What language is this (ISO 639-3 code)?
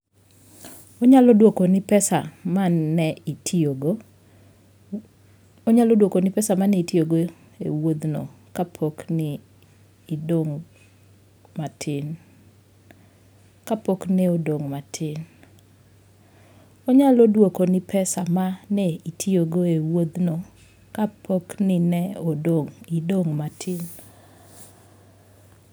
luo